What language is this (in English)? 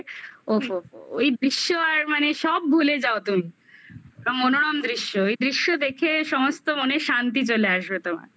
Bangla